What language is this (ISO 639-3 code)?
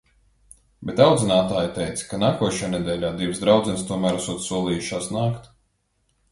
lav